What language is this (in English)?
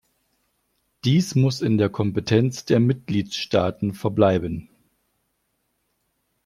German